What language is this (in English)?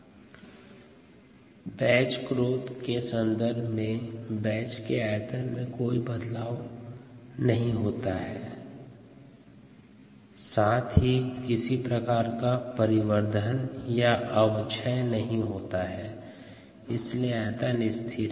Hindi